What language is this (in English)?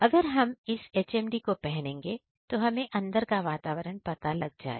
Hindi